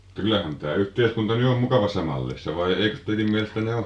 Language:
Finnish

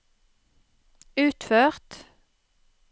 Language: Norwegian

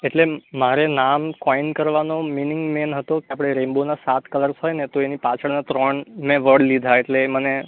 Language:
Gujarati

